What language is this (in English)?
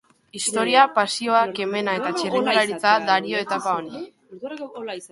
Basque